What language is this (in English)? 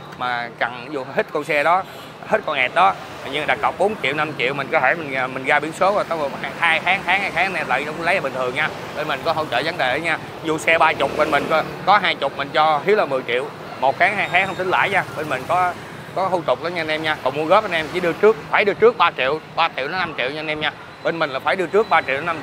Vietnamese